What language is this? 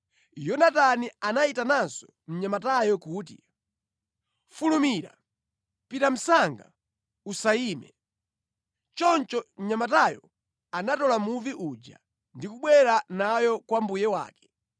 Nyanja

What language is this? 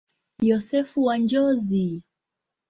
Swahili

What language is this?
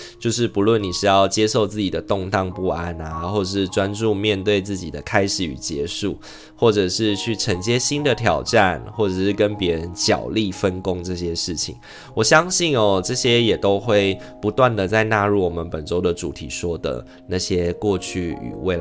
Chinese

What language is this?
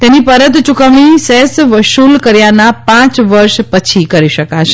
Gujarati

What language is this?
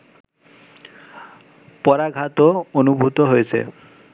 Bangla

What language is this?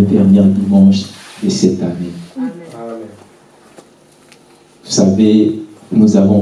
French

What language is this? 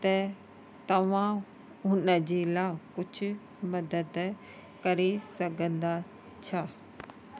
Sindhi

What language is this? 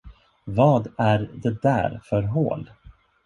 Swedish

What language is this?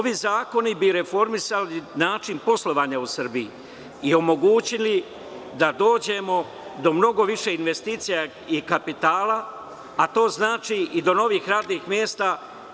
Serbian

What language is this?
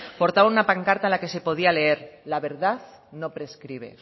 Spanish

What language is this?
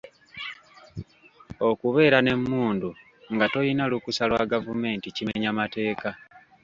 Ganda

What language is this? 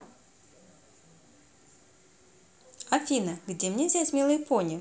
Russian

